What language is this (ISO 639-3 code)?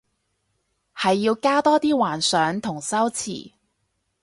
yue